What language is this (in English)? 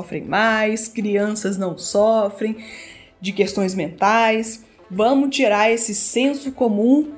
Portuguese